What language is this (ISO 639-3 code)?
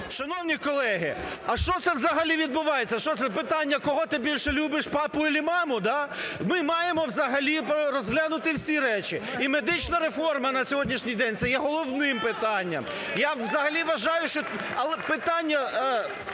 ukr